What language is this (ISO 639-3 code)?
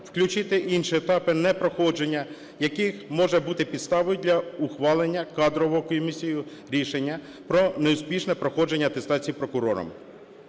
ukr